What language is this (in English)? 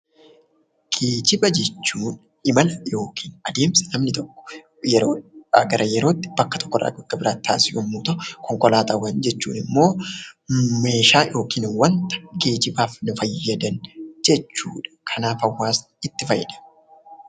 Oromo